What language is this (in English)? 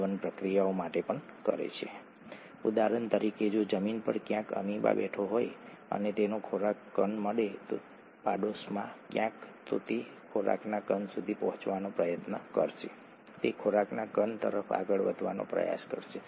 Gujarati